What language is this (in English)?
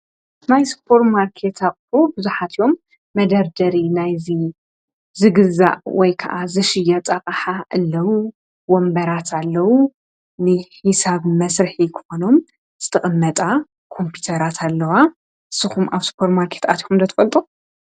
Tigrinya